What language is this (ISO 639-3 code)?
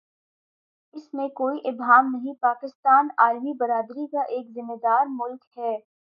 urd